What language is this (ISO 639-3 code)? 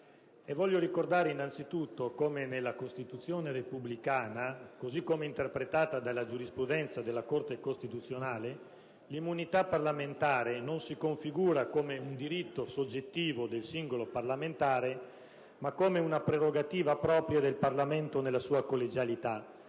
ita